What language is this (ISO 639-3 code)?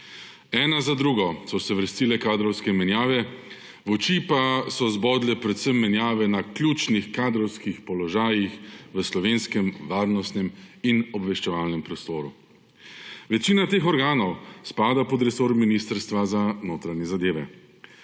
slv